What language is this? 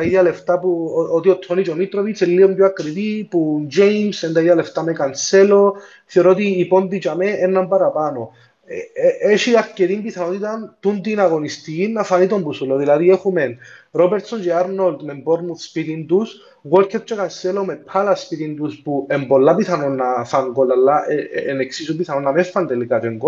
Greek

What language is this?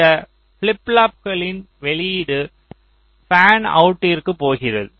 Tamil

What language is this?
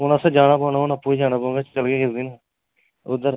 Dogri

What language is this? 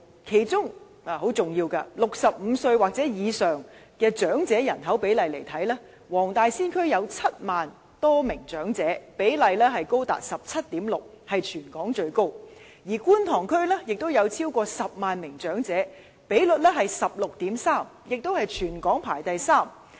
Cantonese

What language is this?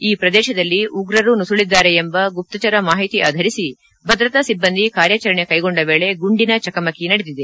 Kannada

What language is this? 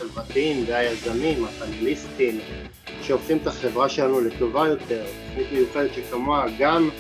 Hebrew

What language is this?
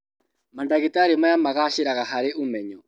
Kikuyu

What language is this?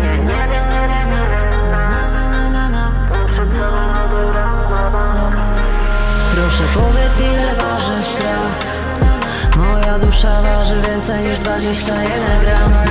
Polish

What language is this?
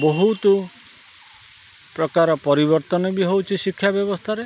Odia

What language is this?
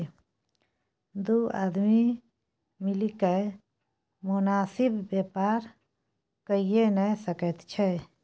Maithili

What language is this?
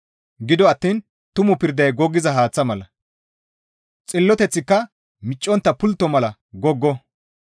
Gamo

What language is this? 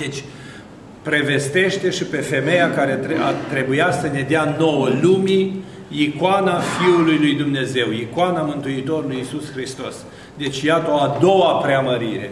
Romanian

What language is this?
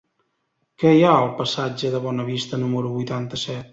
Catalan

